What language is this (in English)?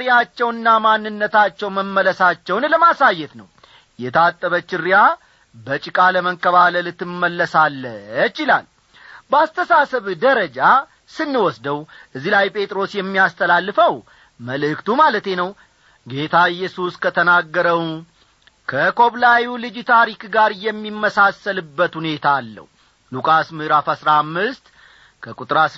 Amharic